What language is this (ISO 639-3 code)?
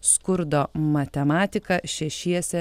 lit